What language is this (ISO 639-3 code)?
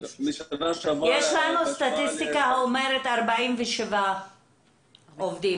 heb